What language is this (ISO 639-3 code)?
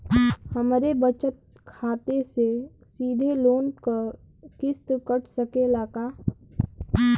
bho